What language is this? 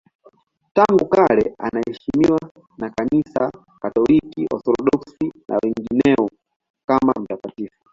Swahili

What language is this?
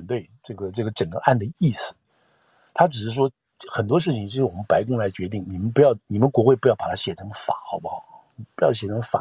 Chinese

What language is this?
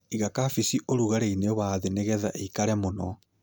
Kikuyu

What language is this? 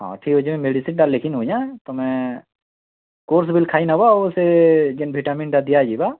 Odia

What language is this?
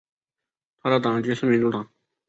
Chinese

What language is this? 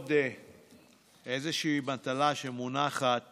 Hebrew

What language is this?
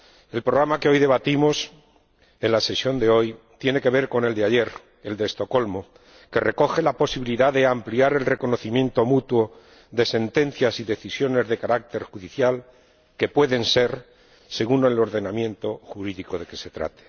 Spanish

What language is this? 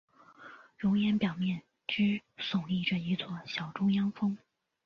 Chinese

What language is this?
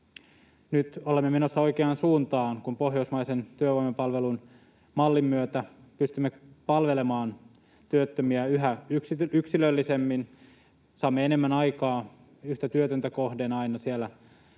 Finnish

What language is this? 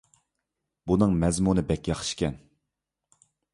Uyghur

